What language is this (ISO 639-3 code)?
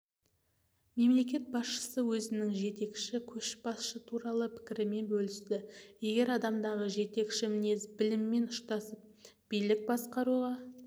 kaz